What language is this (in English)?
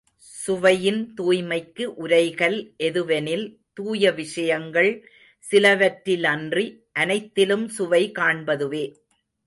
Tamil